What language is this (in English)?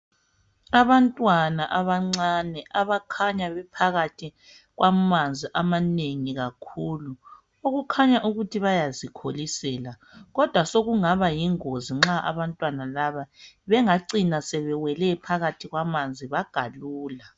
North Ndebele